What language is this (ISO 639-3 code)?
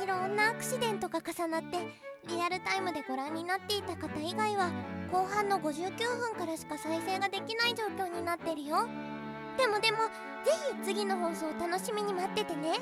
jpn